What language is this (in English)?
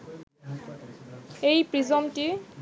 Bangla